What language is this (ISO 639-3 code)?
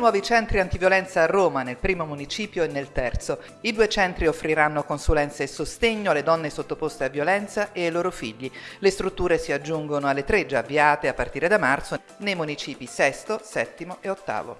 ita